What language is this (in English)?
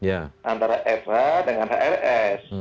Indonesian